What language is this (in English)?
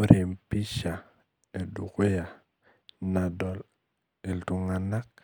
Masai